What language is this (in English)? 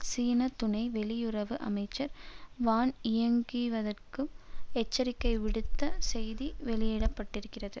Tamil